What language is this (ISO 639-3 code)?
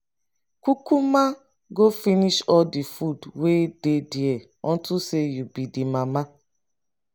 pcm